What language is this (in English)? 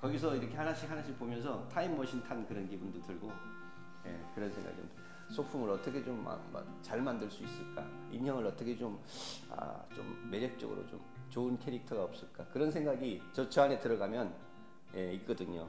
Korean